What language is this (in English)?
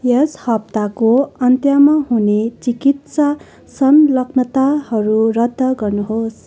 Nepali